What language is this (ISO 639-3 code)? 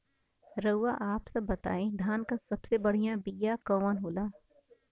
bho